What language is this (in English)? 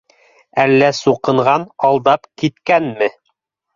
Bashkir